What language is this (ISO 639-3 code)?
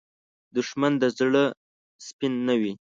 pus